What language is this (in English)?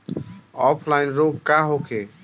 Bhojpuri